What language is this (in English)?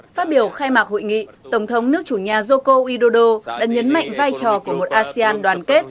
Vietnamese